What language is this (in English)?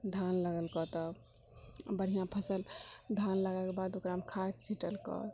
Maithili